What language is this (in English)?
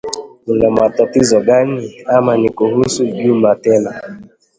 Swahili